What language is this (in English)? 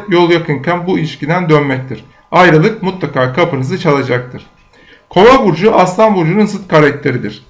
Turkish